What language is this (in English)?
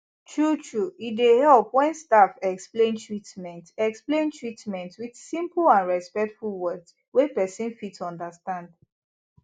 Nigerian Pidgin